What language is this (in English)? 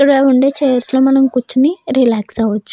Telugu